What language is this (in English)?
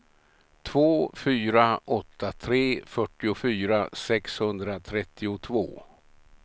Swedish